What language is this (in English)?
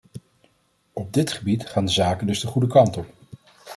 Dutch